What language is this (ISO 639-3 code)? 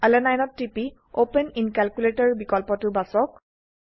asm